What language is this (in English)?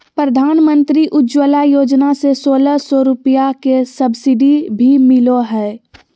Magahi